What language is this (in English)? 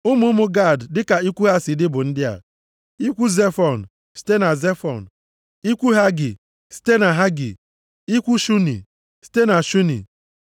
Igbo